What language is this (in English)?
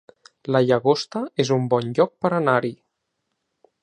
Catalan